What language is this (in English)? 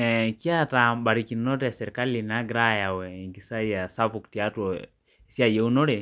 Masai